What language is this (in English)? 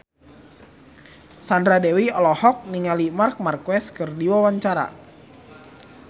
Sundanese